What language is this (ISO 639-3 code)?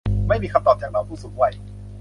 tha